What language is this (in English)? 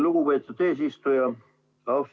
Estonian